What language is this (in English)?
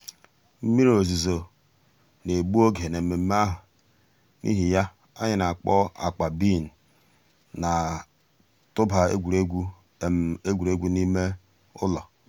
Igbo